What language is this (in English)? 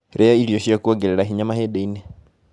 Kikuyu